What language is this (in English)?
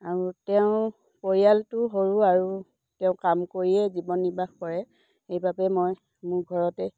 Assamese